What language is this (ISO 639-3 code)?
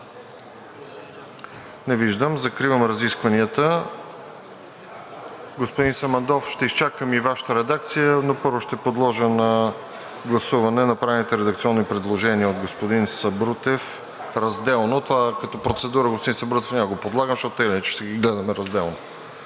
bul